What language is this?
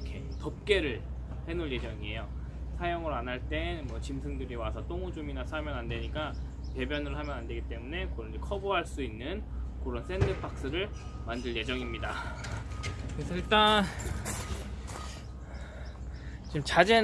Korean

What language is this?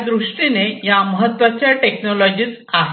Marathi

